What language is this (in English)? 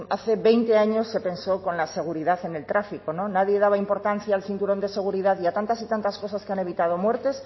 Spanish